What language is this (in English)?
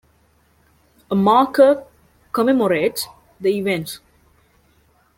English